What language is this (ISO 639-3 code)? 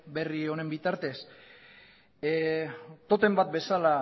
eus